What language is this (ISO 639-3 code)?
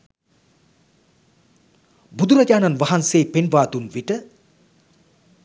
sin